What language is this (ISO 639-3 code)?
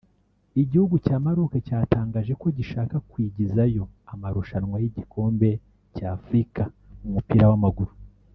kin